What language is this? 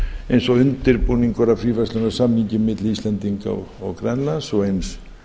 Icelandic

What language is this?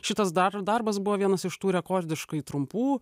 Lithuanian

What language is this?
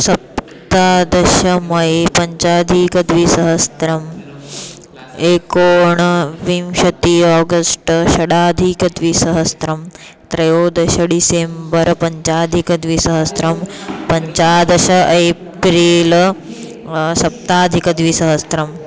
Sanskrit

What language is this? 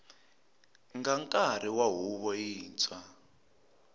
Tsonga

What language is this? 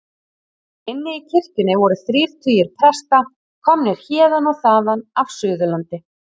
Icelandic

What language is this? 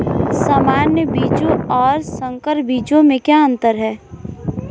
Hindi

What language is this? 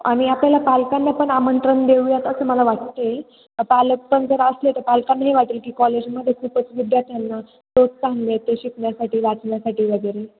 Marathi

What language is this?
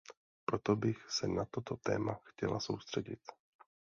Czech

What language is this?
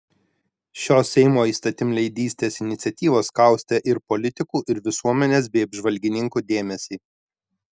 Lithuanian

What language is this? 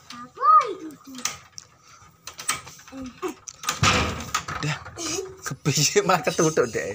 Indonesian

